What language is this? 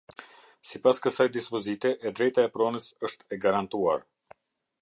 Albanian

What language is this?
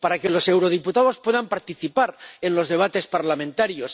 Spanish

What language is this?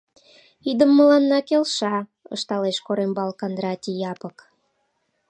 Mari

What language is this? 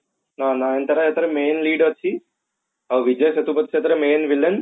Odia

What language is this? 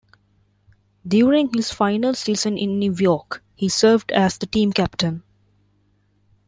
English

